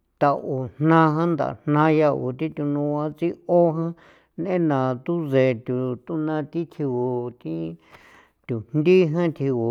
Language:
San Felipe Otlaltepec Popoloca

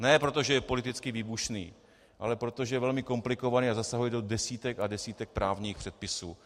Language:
Czech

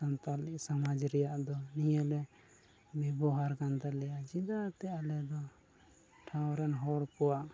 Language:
Santali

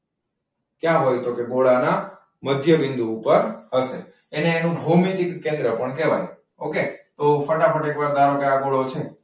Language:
Gujarati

